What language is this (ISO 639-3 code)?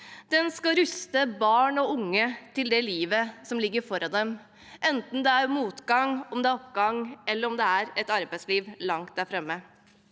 nor